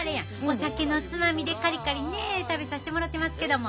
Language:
Japanese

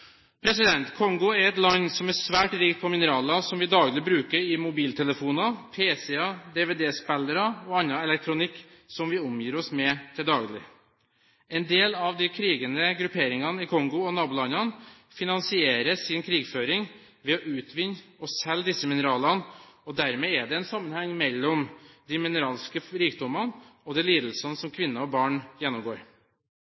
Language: Norwegian Bokmål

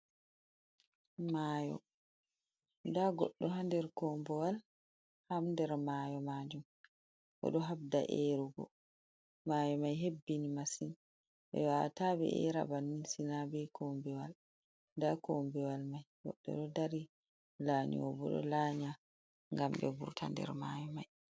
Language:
Fula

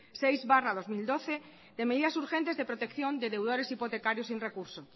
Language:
Spanish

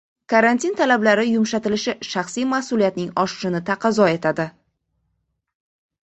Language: Uzbek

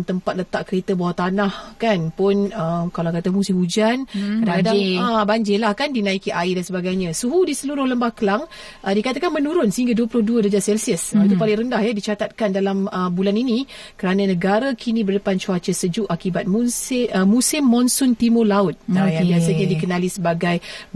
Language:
Malay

